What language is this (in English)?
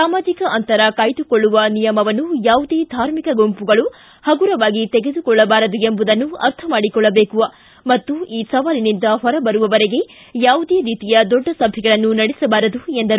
Kannada